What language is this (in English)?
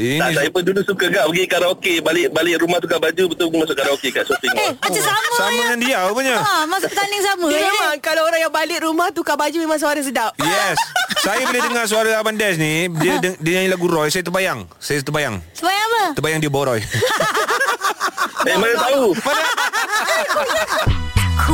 Malay